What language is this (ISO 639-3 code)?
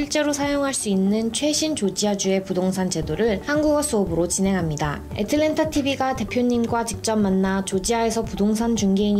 kor